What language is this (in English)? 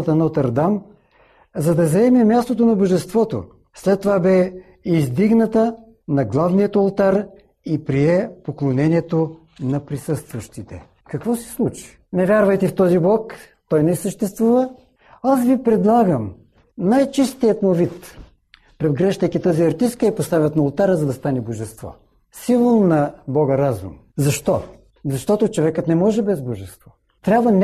Bulgarian